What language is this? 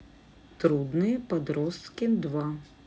Russian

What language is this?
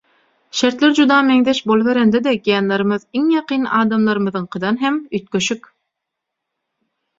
Turkmen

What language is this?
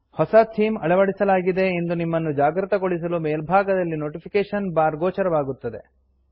Kannada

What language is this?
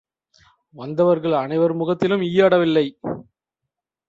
Tamil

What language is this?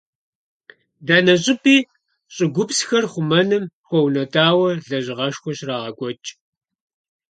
Kabardian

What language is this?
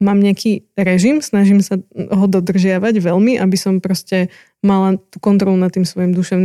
Slovak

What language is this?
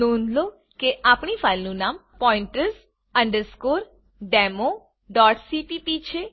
Gujarati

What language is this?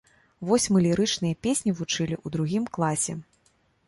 Belarusian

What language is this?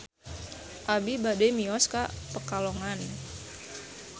Sundanese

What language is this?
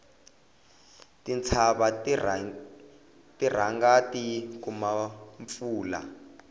Tsonga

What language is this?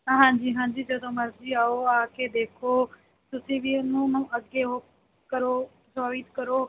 Punjabi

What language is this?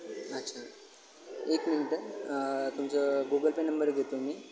Marathi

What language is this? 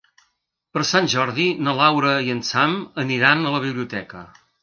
Catalan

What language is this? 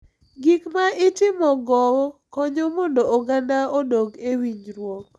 Luo (Kenya and Tanzania)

